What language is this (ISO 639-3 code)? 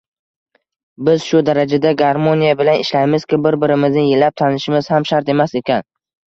uzb